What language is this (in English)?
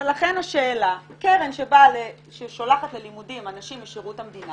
Hebrew